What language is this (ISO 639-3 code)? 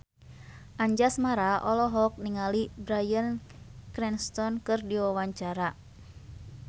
sun